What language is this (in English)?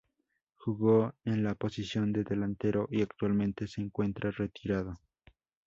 Spanish